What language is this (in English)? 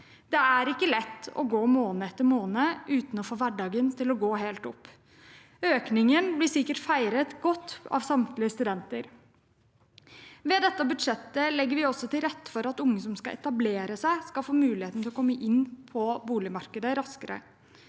Norwegian